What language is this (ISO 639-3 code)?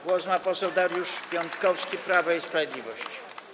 pol